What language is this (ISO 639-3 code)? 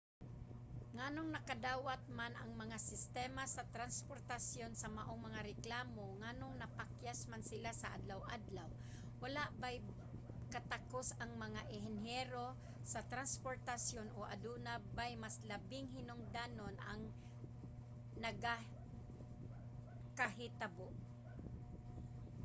ceb